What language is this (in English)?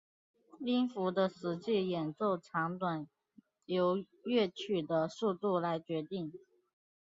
Chinese